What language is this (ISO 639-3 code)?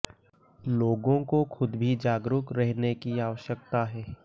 hin